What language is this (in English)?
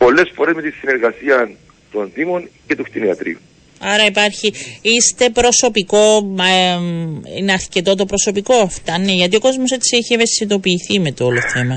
Greek